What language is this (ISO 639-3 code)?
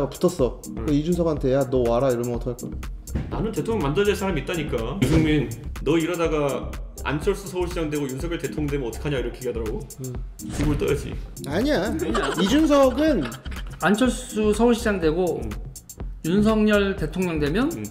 kor